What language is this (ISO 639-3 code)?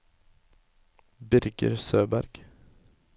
nor